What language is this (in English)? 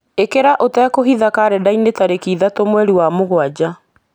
Kikuyu